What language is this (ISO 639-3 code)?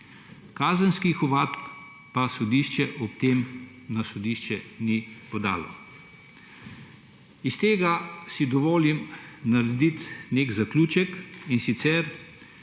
slv